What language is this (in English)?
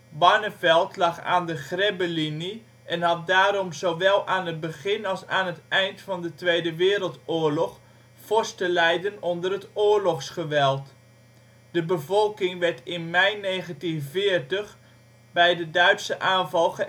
Dutch